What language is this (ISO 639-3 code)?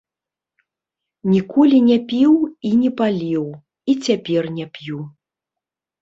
bel